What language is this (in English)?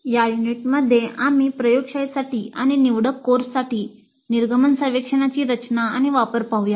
Marathi